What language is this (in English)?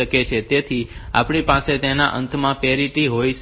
Gujarati